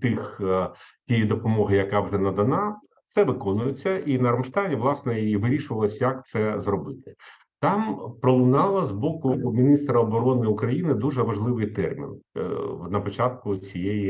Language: Ukrainian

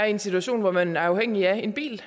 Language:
Danish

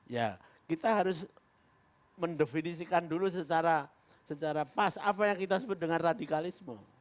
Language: Indonesian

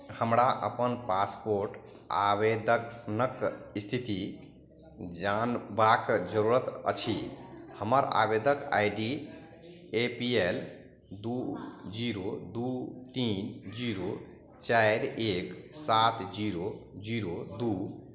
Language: Maithili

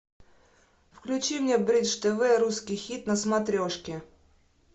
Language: Russian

